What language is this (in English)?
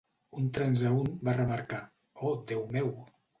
Catalan